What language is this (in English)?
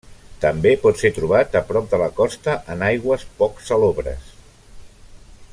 Catalan